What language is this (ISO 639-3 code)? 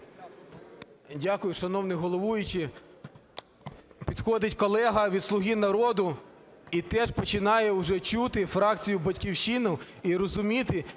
ukr